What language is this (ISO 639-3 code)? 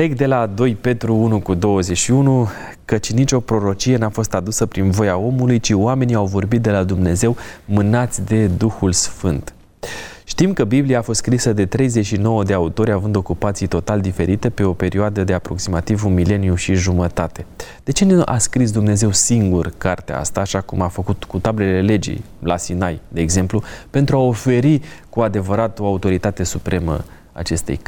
ron